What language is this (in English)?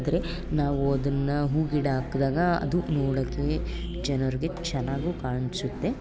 Kannada